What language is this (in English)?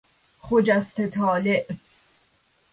Persian